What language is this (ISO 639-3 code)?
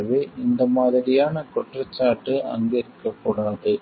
tam